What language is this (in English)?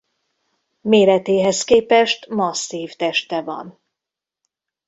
Hungarian